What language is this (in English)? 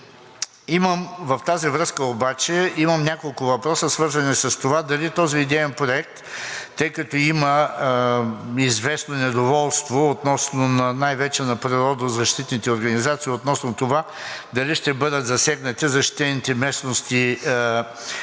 Bulgarian